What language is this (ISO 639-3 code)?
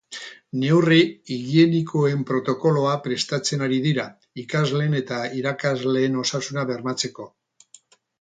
eus